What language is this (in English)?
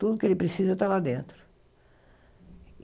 Portuguese